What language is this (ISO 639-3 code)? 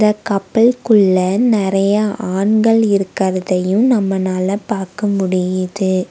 tam